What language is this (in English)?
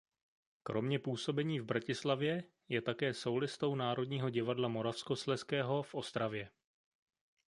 Czech